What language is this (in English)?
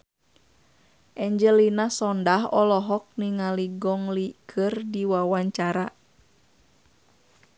Sundanese